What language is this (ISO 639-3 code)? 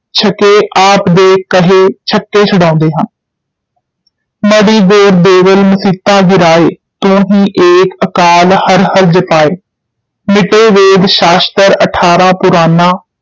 pan